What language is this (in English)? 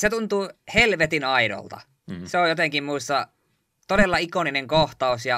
Finnish